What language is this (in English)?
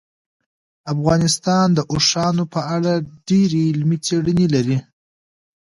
Pashto